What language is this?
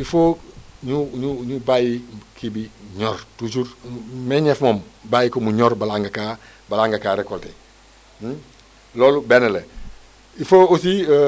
Wolof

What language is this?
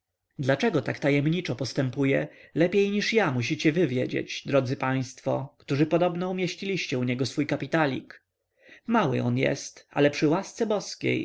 Polish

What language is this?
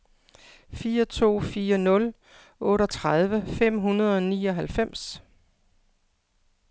Danish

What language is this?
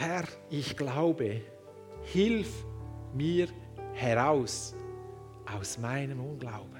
German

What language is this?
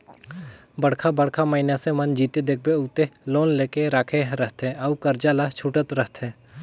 Chhattisgarhi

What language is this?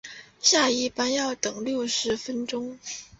Chinese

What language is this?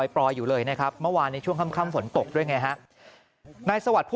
Thai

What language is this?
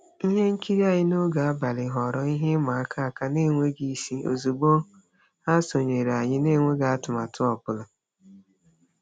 Igbo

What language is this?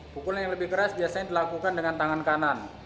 Indonesian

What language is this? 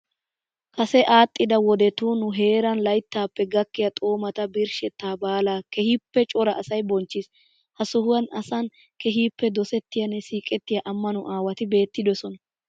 Wolaytta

